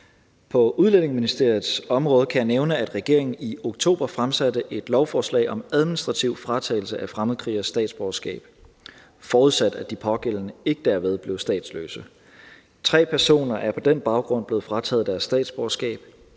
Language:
Danish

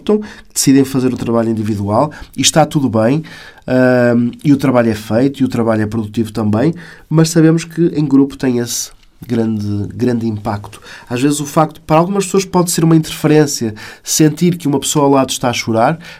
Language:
Portuguese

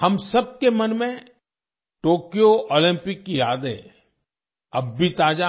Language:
Hindi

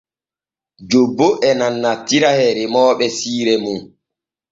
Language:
Borgu Fulfulde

